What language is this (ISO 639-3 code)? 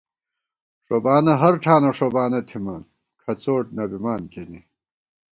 gwt